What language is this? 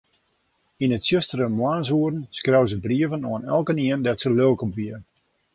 Western Frisian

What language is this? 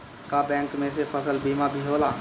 Bhojpuri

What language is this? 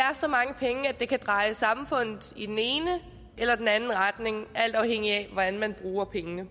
Danish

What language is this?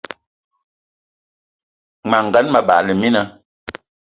Eton (Cameroon)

